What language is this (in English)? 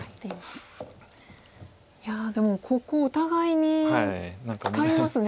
Japanese